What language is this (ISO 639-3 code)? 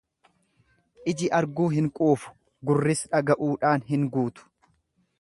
orm